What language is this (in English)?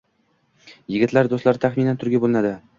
Uzbek